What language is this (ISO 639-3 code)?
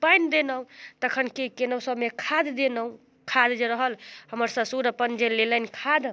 mai